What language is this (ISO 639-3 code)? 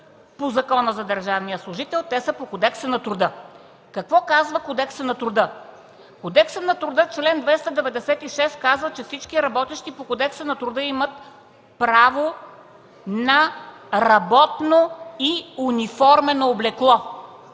bul